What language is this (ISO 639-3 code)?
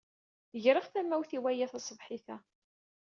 kab